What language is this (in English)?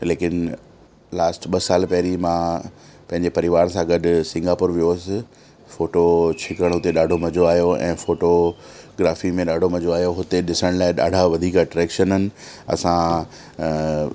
Sindhi